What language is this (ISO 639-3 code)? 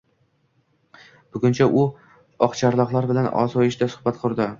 uzb